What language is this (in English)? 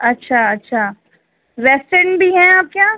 Urdu